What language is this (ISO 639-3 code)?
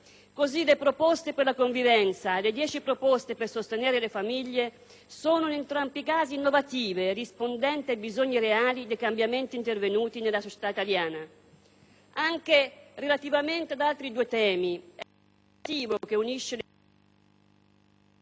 ita